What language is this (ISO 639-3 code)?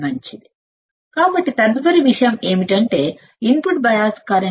tel